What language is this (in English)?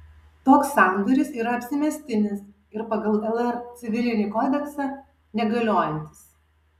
Lithuanian